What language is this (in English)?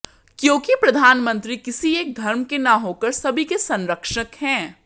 Hindi